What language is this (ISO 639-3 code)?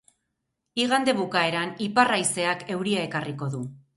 eus